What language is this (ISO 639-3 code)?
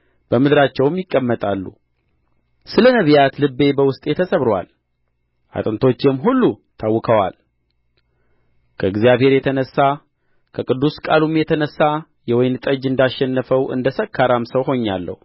amh